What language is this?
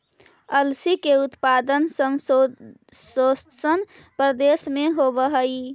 Magahi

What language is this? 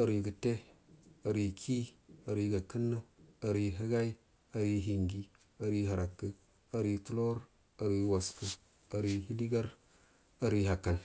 Buduma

